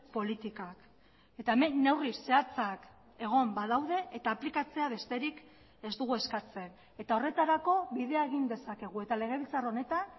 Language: Basque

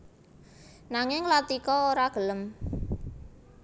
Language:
Javanese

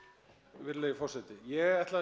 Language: Icelandic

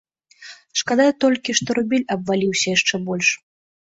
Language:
Belarusian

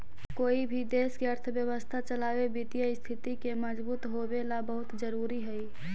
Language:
Magahi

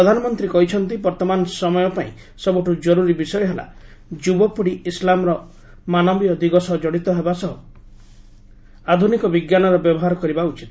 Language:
Odia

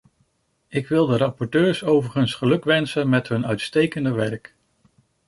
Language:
Dutch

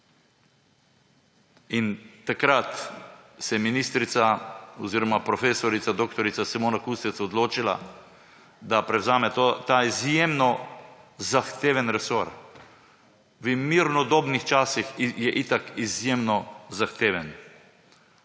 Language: Slovenian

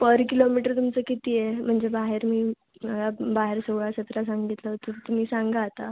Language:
Marathi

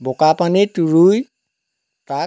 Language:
Assamese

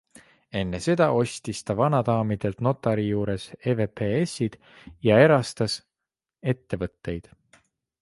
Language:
Estonian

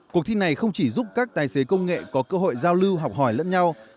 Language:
Vietnamese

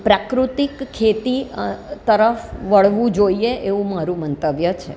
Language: Gujarati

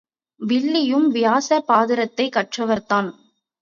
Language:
Tamil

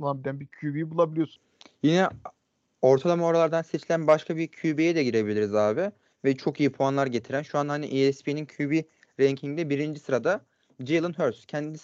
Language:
Turkish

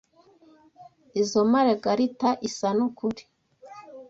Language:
Kinyarwanda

